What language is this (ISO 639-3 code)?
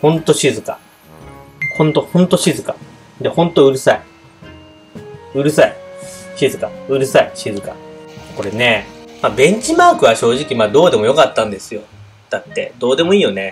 jpn